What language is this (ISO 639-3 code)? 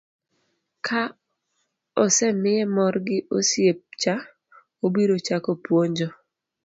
luo